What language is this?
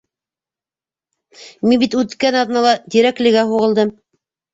Bashkir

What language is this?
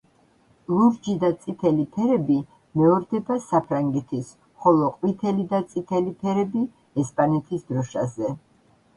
Georgian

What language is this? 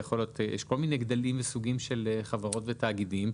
Hebrew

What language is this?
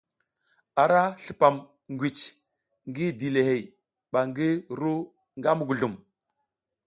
South Giziga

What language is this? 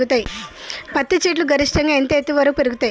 Telugu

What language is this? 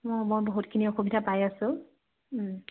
Assamese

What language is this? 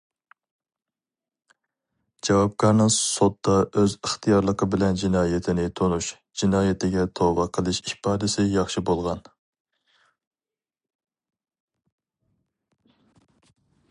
Uyghur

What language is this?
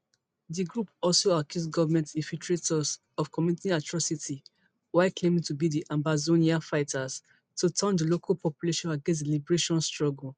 Nigerian Pidgin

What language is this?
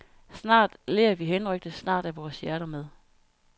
Danish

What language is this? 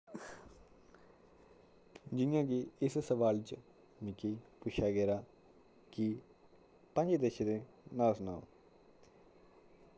Dogri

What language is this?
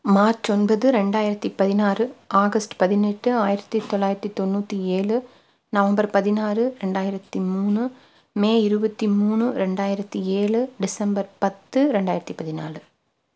Tamil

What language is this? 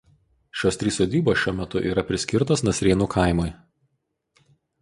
Lithuanian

